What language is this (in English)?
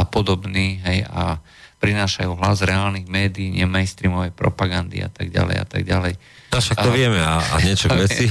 Slovak